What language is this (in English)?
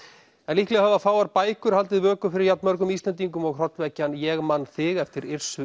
Icelandic